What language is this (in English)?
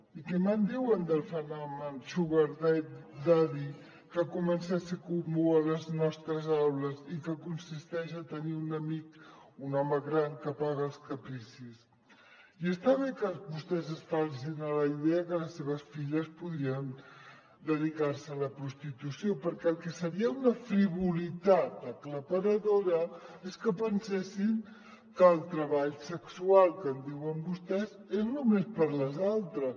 Catalan